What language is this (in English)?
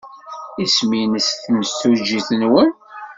Kabyle